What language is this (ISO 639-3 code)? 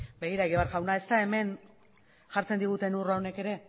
eus